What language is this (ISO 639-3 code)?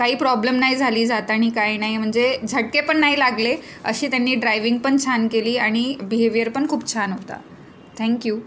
mar